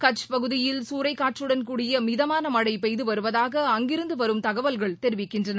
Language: Tamil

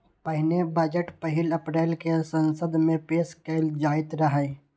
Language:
Maithili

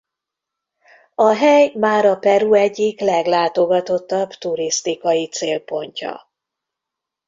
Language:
Hungarian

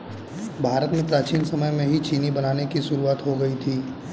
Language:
Hindi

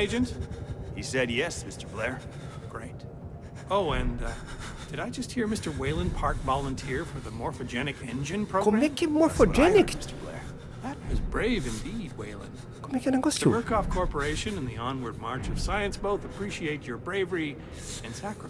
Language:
Portuguese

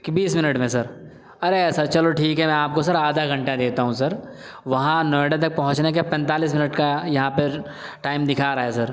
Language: Urdu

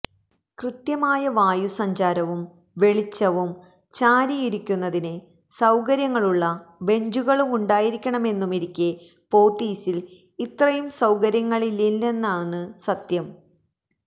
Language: Malayalam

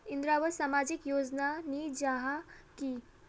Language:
Magahi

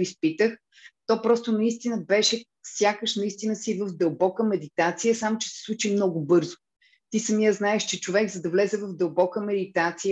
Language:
Bulgarian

